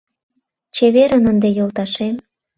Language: Mari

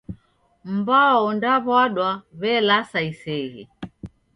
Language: Taita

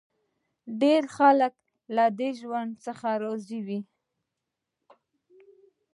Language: Pashto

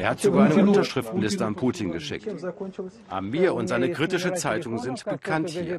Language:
German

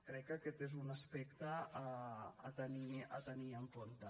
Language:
Catalan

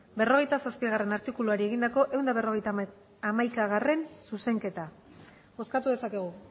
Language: Basque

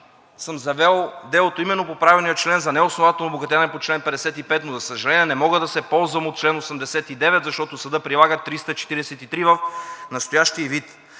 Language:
Bulgarian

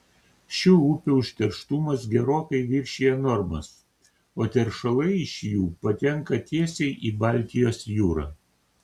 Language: Lithuanian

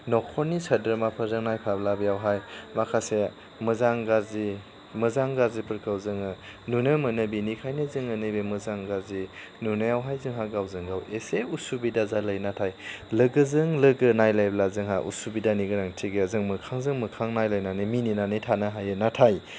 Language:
Bodo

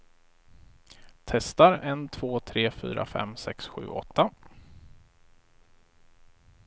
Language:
Swedish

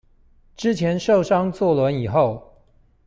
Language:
Chinese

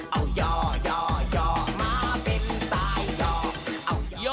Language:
Thai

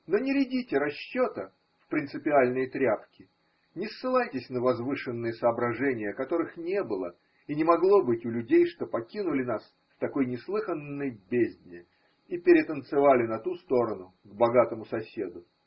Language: Russian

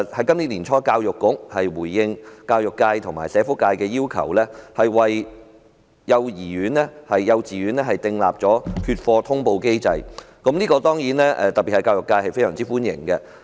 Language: Cantonese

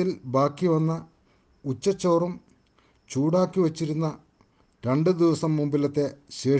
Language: Malayalam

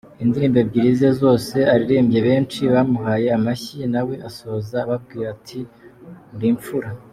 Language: Kinyarwanda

